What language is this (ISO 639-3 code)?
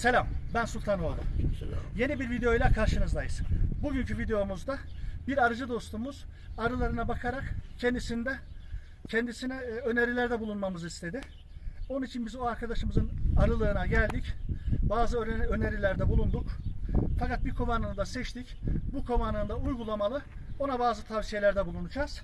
tur